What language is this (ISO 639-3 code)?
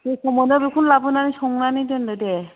brx